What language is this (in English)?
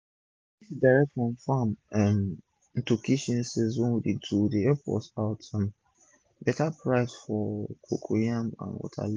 Nigerian Pidgin